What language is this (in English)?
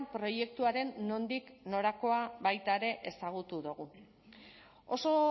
Basque